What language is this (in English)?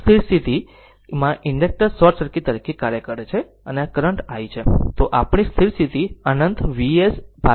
Gujarati